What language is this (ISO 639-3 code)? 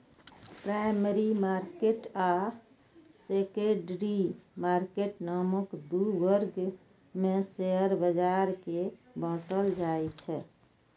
mai